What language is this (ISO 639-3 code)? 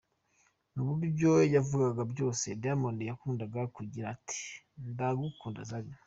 kin